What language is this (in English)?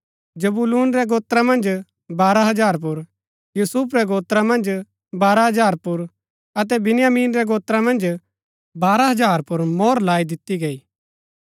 Gaddi